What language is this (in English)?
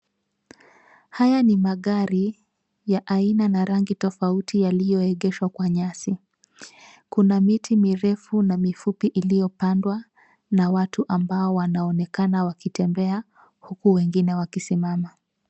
Swahili